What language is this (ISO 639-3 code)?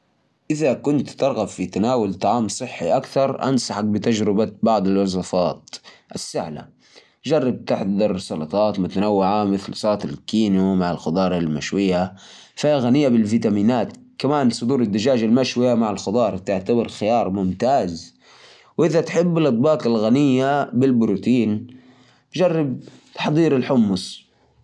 ars